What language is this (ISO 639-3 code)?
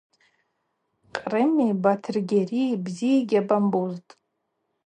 abq